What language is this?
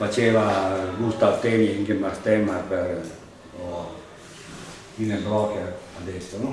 Italian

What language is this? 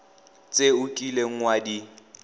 Tswana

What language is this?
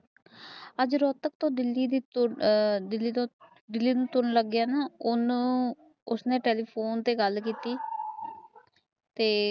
Punjabi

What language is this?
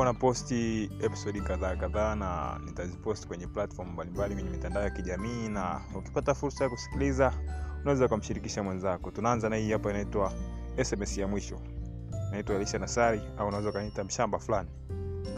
Swahili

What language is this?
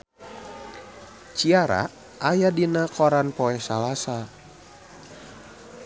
Sundanese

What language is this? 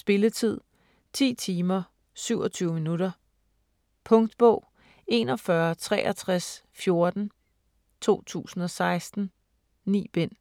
Danish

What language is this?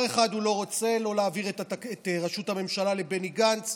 Hebrew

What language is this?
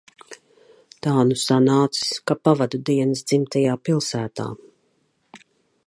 Latvian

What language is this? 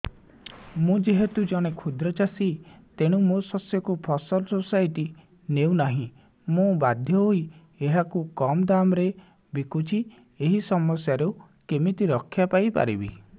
Odia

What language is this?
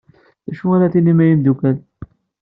Kabyle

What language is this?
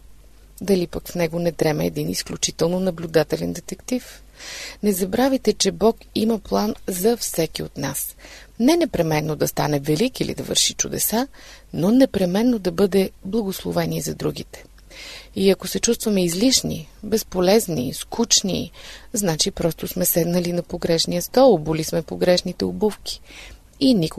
Bulgarian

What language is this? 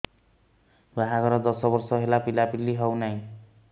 Odia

